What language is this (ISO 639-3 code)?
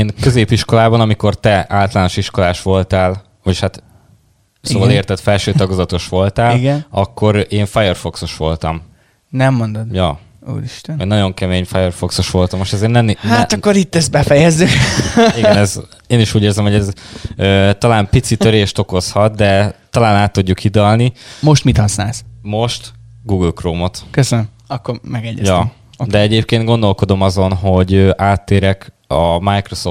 hun